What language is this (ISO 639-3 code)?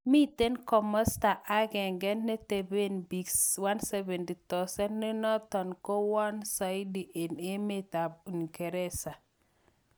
kln